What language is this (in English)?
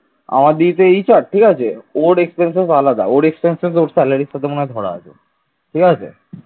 Bangla